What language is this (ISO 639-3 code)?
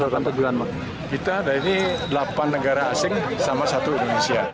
ind